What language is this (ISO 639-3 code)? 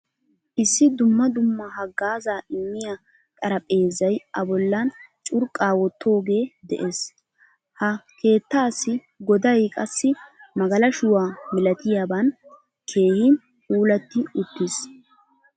wal